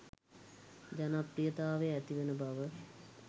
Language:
Sinhala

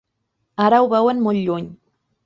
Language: Catalan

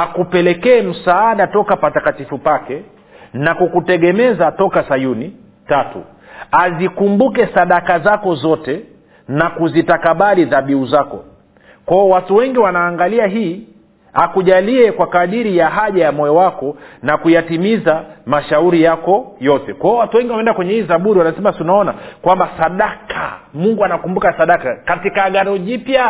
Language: Swahili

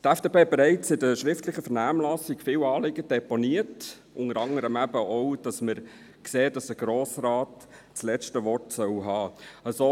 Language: Swiss German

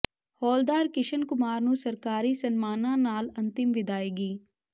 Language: Punjabi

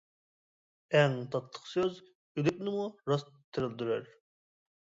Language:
Uyghur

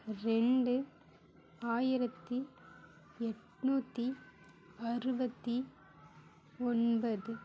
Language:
Tamil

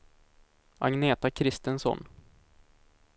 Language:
Swedish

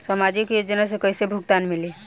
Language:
Bhojpuri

